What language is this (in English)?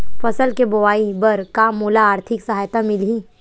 Chhattisgarhi